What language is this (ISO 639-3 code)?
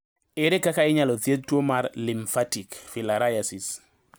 luo